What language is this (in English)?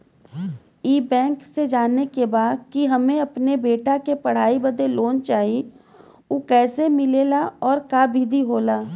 Bhojpuri